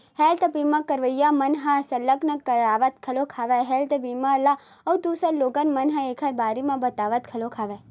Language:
Chhattisgarhi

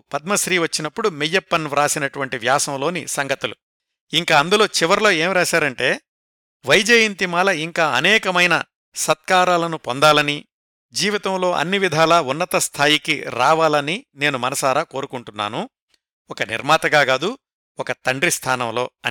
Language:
Telugu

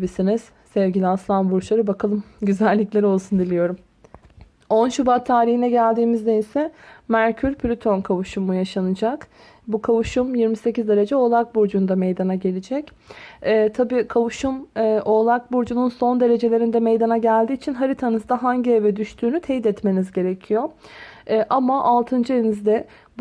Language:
Turkish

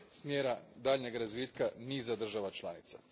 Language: Croatian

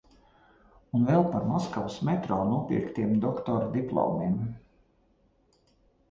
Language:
Latvian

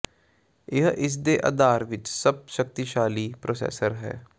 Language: Punjabi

